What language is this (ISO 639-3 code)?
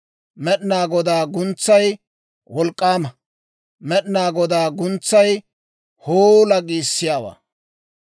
dwr